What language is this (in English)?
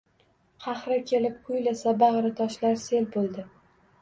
Uzbek